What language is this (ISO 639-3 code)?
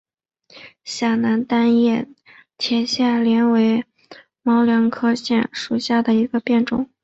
zho